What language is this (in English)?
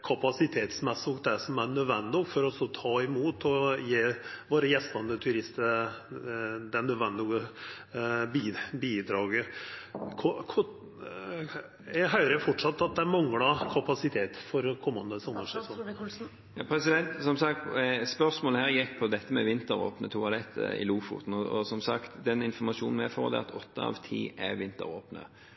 Norwegian